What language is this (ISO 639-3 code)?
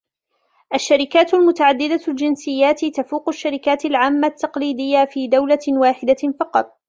ara